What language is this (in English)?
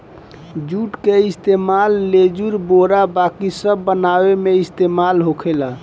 Bhojpuri